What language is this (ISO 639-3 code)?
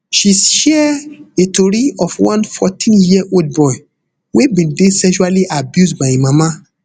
pcm